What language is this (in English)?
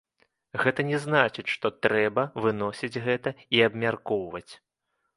Belarusian